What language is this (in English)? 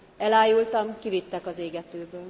Hungarian